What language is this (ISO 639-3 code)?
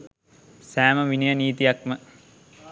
sin